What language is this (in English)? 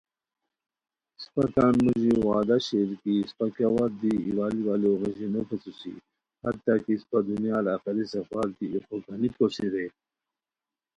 Khowar